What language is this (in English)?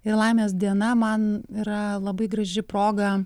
Lithuanian